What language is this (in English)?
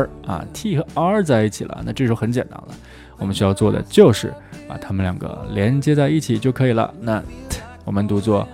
Chinese